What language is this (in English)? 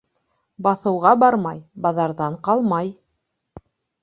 Bashkir